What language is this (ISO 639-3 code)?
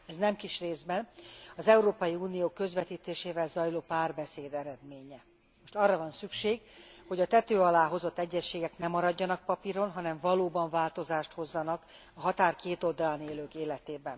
hun